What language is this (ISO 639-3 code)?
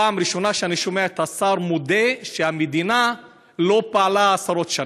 heb